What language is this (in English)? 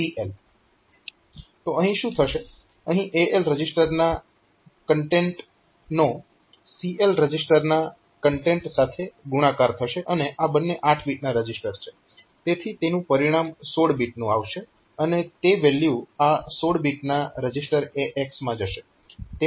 Gujarati